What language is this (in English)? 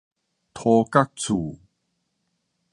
Min Nan Chinese